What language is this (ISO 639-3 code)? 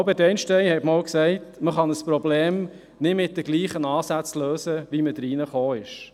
gsw